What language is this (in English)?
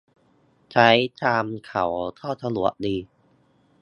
Thai